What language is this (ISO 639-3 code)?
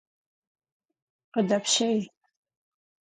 kbd